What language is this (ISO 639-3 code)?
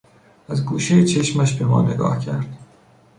fas